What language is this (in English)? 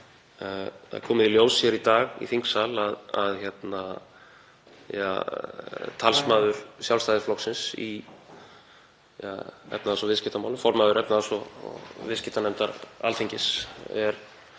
Icelandic